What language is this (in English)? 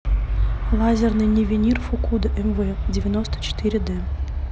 Russian